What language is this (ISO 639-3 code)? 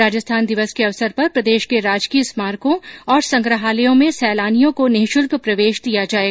hin